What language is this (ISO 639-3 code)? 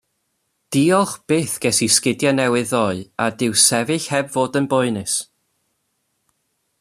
cym